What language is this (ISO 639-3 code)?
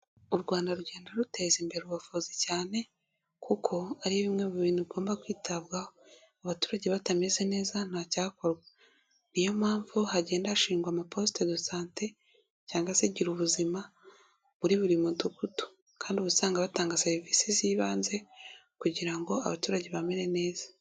kin